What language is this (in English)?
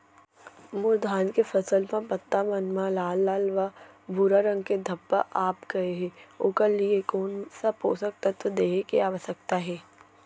Chhattisgarhi